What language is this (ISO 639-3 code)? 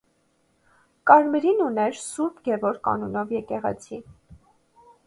hye